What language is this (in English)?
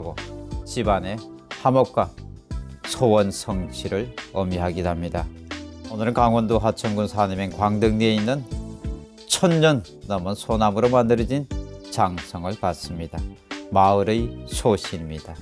Korean